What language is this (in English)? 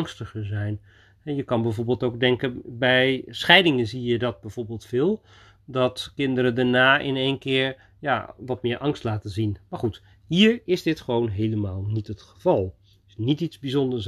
Dutch